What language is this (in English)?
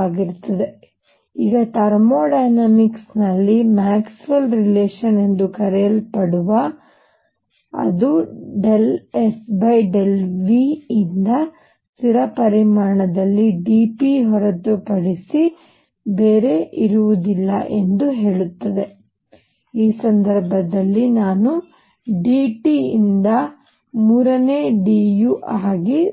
Kannada